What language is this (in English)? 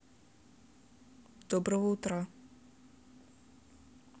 Russian